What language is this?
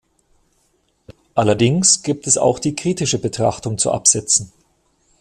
German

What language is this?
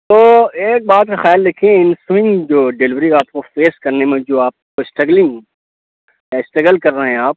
Urdu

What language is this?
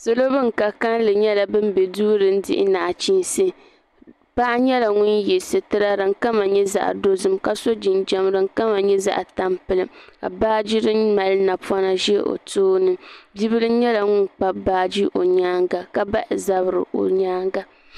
Dagbani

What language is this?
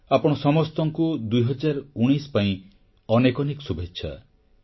Odia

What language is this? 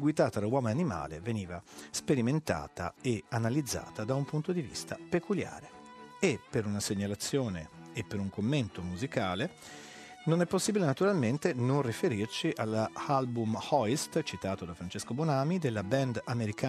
Italian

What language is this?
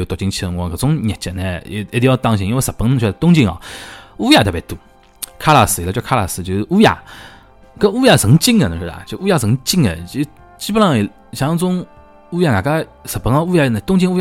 Chinese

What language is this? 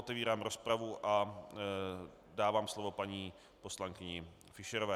Czech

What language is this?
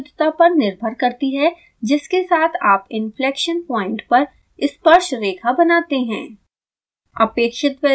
Hindi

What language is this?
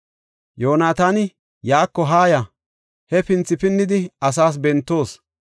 Gofa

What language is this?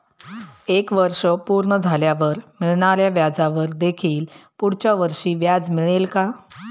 Marathi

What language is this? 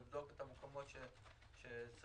Hebrew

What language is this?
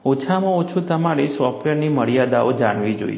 Gujarati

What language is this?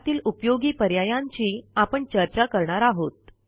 Marathi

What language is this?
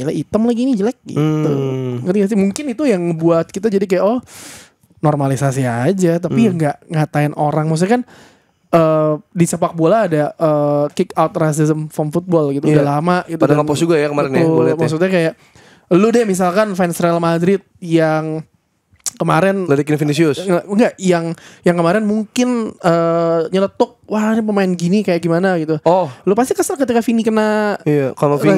Indonesian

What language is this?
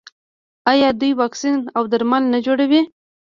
Pashto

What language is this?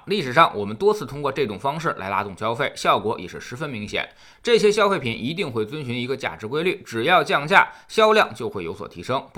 Chinese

